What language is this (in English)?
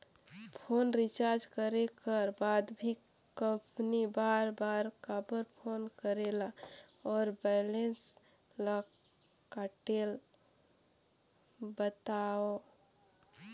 Chhattisgarhi